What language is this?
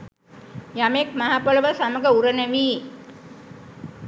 Sinhala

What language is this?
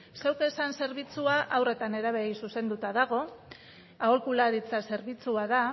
Basque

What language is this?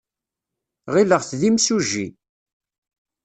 Kabyle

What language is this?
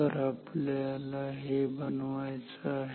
Marathi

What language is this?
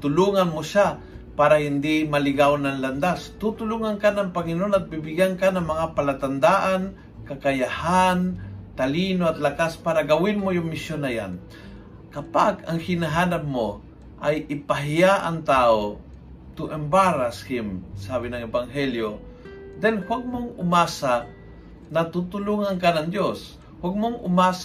Filipino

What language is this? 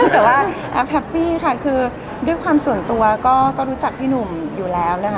Thai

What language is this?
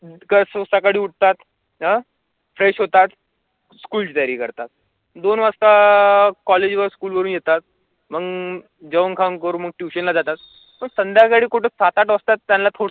Marathi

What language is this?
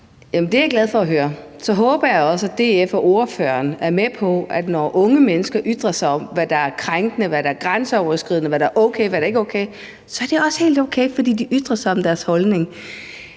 Danish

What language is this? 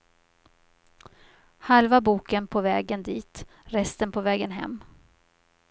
Swedish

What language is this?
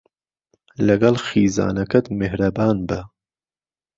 Central Kurdish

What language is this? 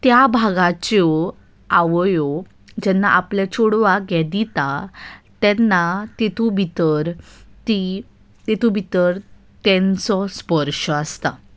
Konkani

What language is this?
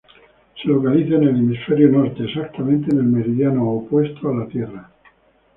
Spanish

